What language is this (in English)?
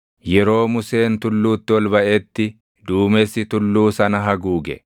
Oromo